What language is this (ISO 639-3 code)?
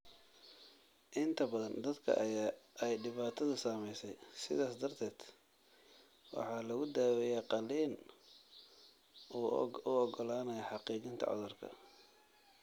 som